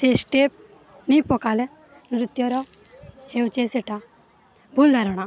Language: Odia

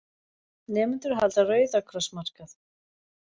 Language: Icelandic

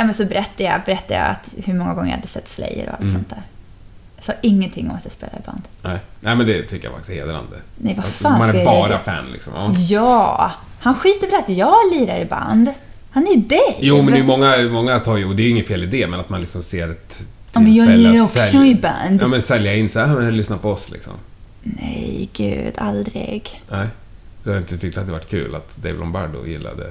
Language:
Swedish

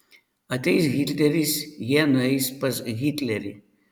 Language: Lithuanian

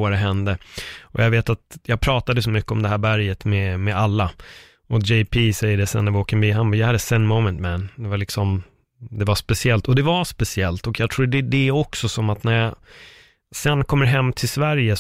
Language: Swedish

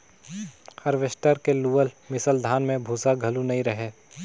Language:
Chhattisgarhi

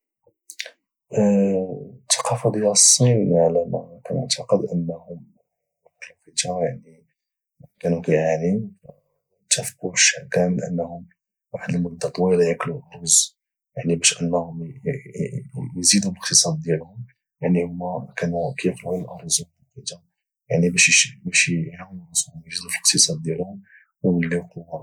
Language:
Moroccan Arabic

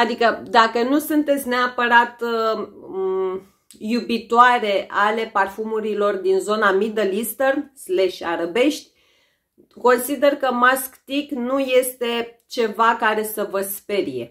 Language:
Romanian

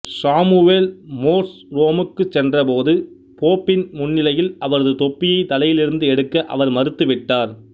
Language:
Tamil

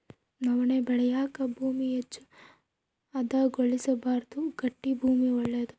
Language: Kannada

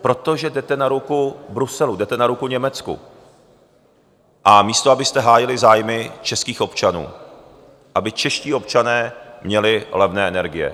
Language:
Czech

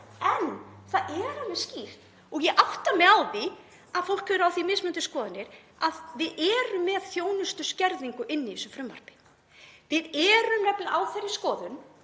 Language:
Icelandic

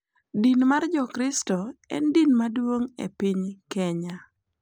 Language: Luo (Kenya and Tanzania)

